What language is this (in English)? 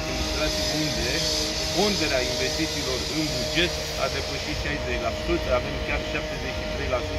Romanian